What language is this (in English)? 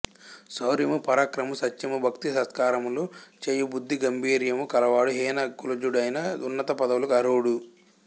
Telugu